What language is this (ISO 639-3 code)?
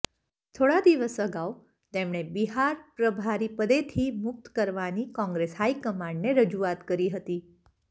guj